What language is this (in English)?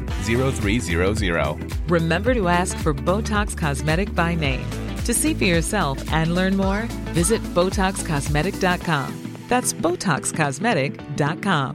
Swedish